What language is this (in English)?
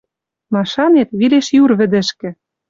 Western Mari